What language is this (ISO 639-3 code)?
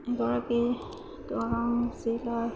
asm